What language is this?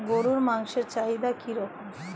Bangla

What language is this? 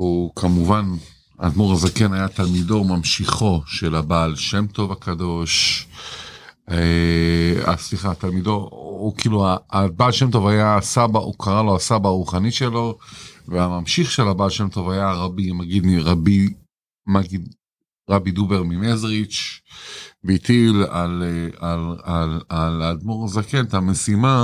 Hebrew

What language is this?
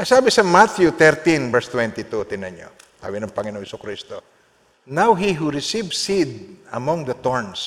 Filipino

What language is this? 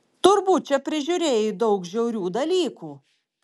Lithuanian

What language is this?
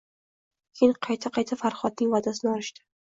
Uzbek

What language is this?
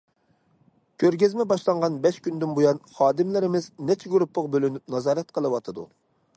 Uyghur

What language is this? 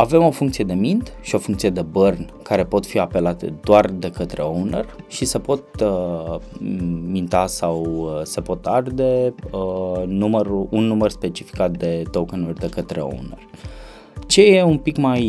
Romanian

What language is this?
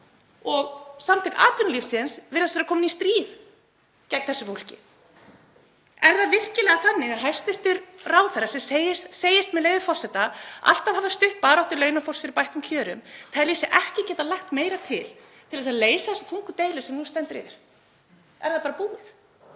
Icelandic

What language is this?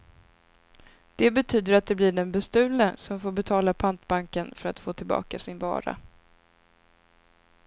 Swedish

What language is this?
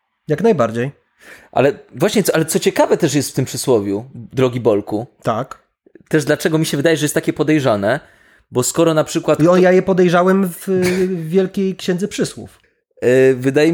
Polish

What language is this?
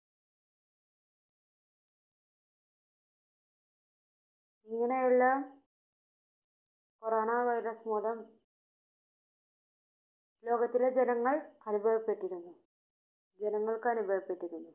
Malayalam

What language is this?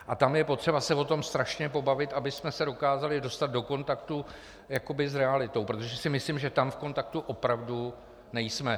Czech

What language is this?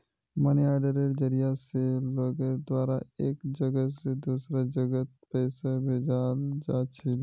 Magahi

